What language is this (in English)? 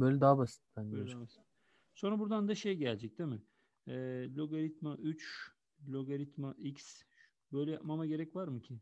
Turkish